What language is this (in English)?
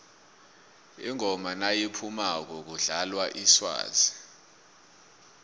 South Ndebele